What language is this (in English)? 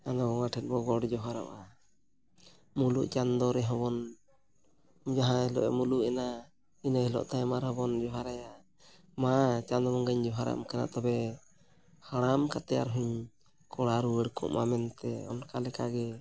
Santali